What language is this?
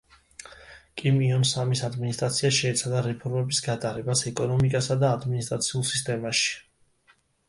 Georgian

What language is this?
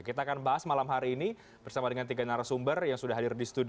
Indonesian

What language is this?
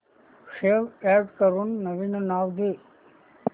Marathi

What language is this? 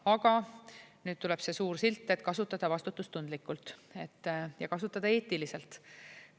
Estonian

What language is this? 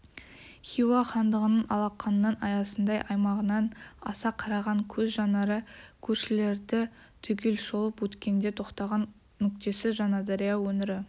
Kazakh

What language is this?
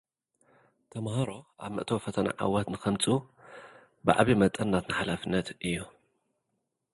Tigrinya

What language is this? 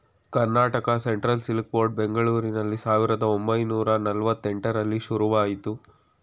Kannada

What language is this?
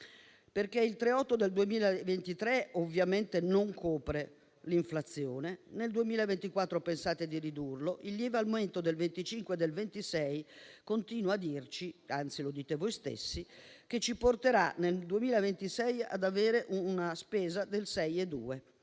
Italian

